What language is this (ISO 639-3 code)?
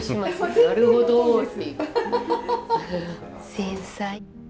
jpn